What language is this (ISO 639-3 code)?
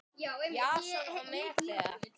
isl